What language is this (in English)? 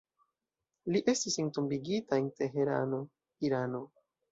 Esperanto